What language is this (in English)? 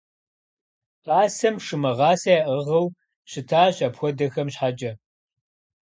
Kabardian